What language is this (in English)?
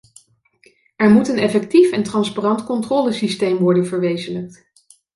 Dutch